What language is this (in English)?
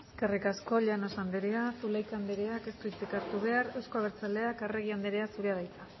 Basque